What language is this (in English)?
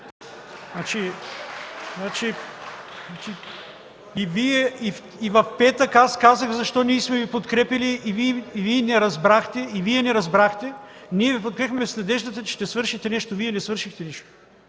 Bulgarian